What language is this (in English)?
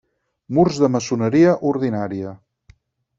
Catalan